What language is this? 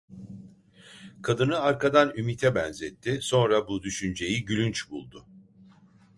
Turkish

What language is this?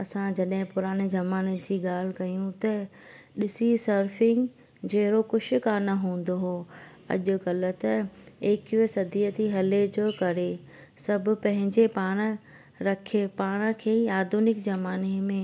Sindhi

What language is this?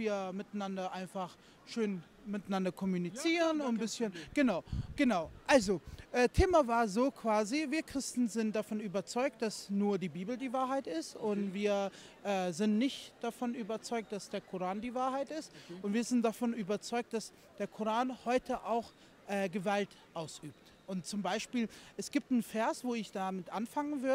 German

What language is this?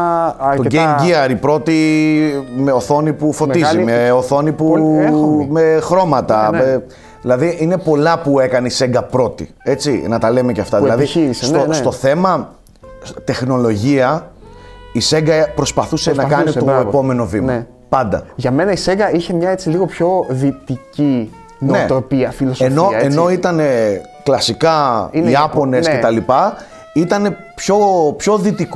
Greek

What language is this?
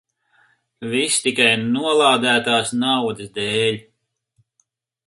Latvian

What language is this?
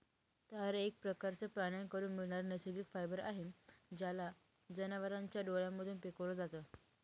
Marathi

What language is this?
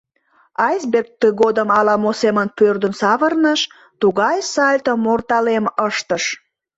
Mari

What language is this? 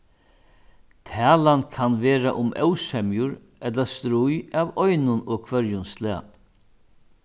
Faroese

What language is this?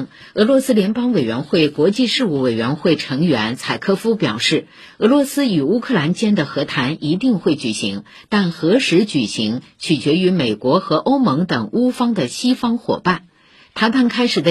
Chinese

